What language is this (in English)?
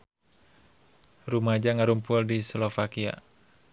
Sundanese